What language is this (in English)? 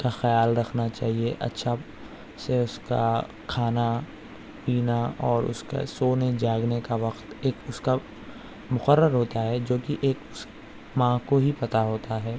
Urdu